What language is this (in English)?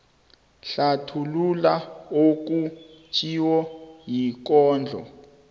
South Ndebele